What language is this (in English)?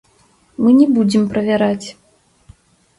Belarusian